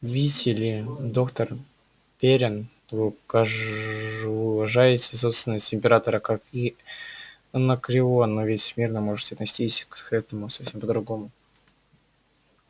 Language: Russian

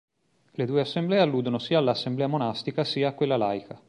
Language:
Italian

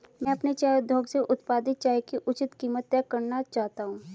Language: Hindi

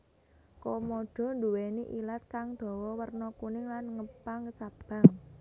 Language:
Javanese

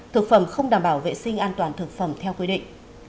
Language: Vietnamese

